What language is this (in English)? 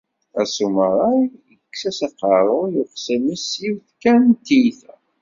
Kabyle